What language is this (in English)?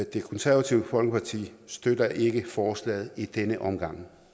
Danish